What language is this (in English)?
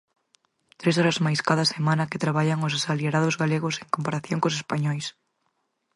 Galician